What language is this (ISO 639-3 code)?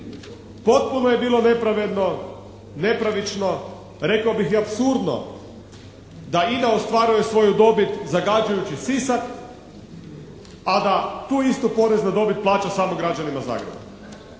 hrv